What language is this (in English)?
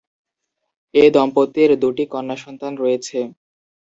Bangla